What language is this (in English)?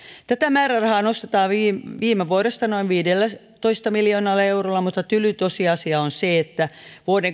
Finnish